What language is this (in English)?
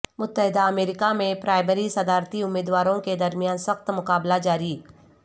Urdu